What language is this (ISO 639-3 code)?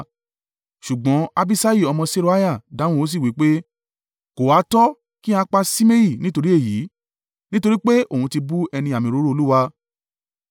yor